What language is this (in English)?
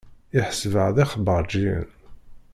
Kabyle